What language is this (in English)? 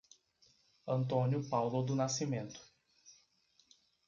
Portuguese